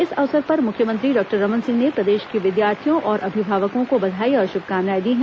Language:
Hindi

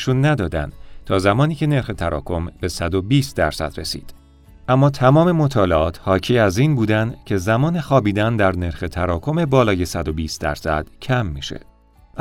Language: Persian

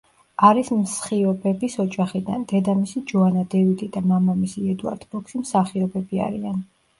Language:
Georgian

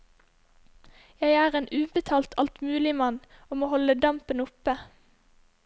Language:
Norwegian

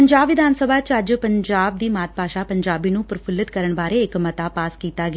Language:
Punjabi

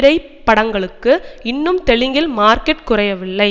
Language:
Tamil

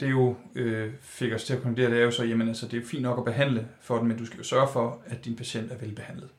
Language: Danish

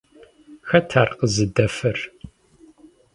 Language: Kabardian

